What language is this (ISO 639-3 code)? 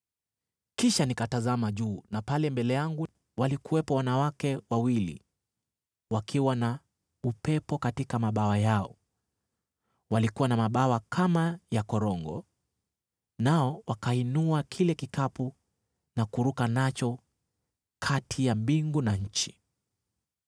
swa